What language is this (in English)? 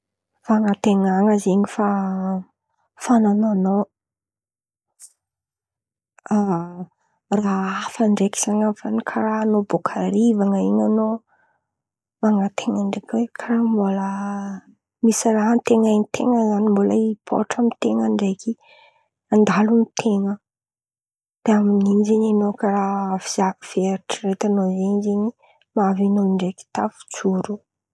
Antankarana Malagasy